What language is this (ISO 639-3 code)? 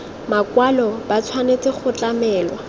tsn